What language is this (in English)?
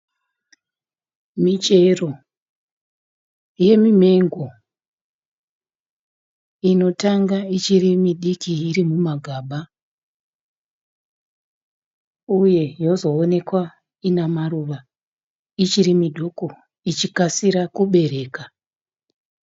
Shona